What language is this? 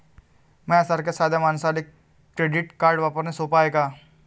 Marathi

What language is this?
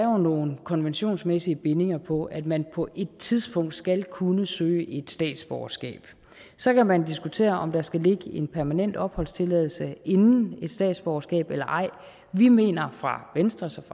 Danish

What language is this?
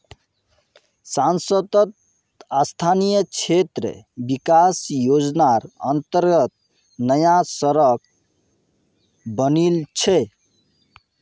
Magahi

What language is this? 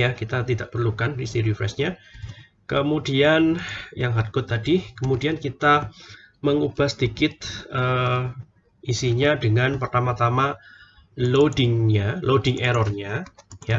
Indonesian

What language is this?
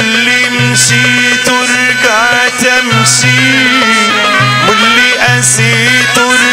Arabic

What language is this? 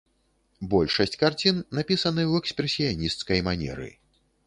Belarusian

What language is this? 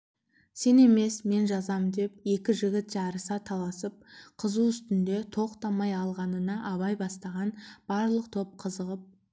Kazakh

